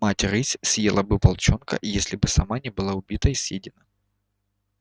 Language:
Russian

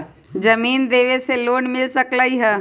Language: Magahi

